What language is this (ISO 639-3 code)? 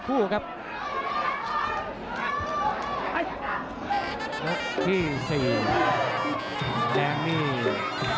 tha